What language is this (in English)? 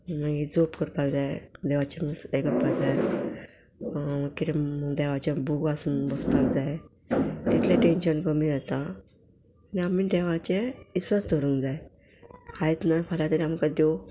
Konkani